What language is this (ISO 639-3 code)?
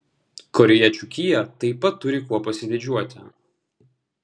lit